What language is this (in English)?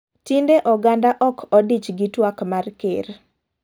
Luo (Kenya and Tanzania)